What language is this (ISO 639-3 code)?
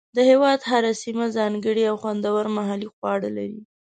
pus